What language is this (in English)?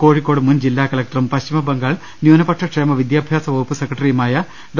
Malayalam